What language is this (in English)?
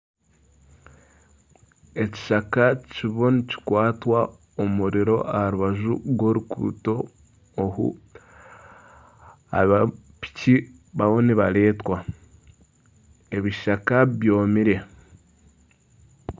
Nyankole